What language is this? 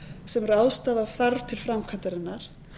Icelandic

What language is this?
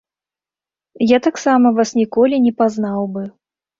Belarusian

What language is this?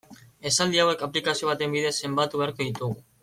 Basque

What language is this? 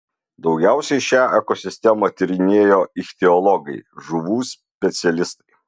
Lithuanian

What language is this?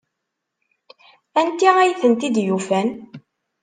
Kabyle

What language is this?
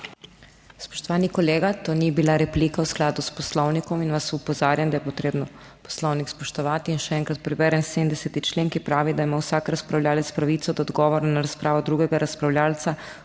Slovenian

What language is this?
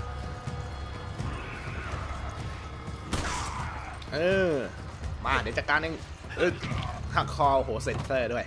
Thai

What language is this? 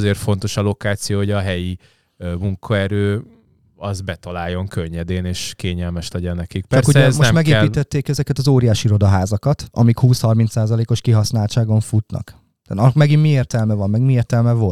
Hungarian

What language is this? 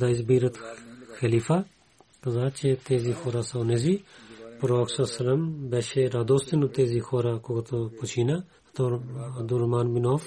Bulgarian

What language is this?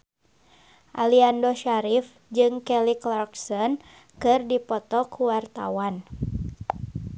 Sundanese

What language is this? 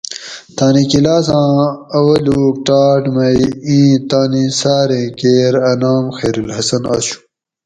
Gawri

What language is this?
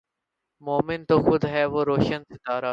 Urdu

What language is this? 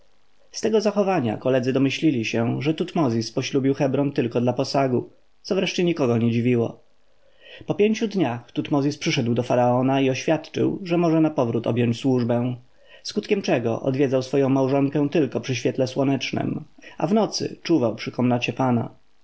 Polish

